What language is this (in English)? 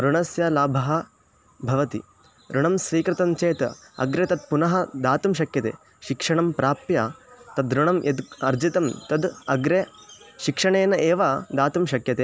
Sanskrit